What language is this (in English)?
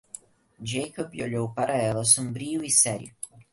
Portuguese